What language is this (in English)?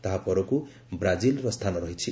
Odia